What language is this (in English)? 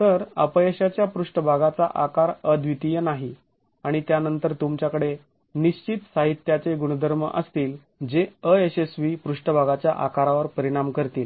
Marathi